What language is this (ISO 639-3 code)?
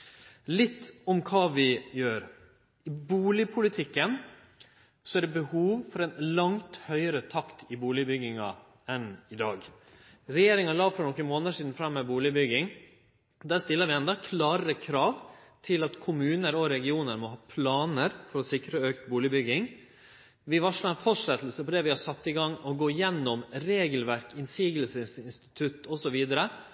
nno